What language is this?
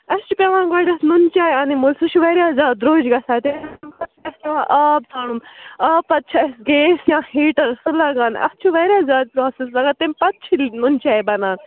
Kashmiri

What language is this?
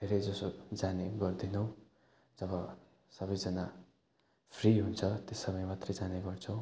Nepali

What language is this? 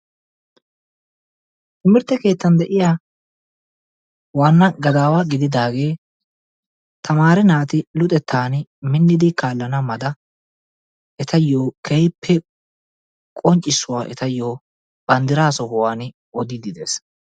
Wolaytta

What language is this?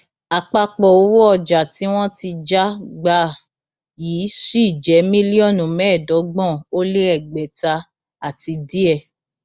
Yoruba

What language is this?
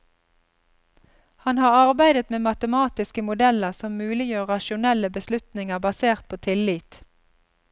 Norwegian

